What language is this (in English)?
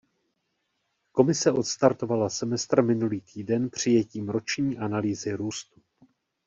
Czech